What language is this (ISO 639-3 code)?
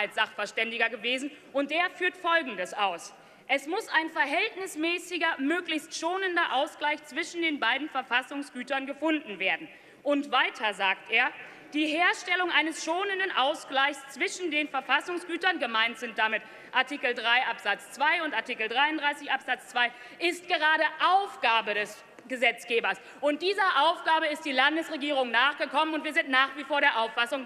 deu